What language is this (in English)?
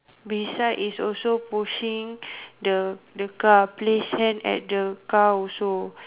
English